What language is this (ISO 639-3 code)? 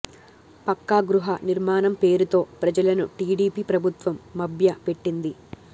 tel